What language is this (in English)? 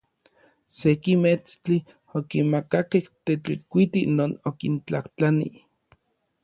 Orizaba Nahuatl